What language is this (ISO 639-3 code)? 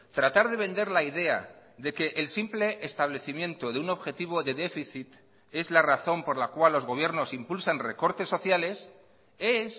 spa